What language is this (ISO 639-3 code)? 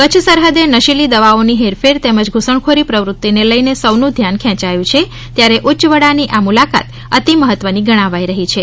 guj